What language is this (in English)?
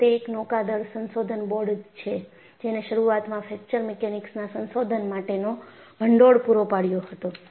Gujarati